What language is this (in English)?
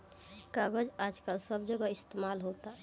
Bhojpuri